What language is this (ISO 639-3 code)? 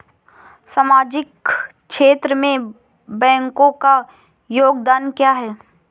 hin